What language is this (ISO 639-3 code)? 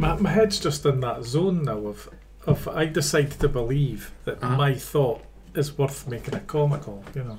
eng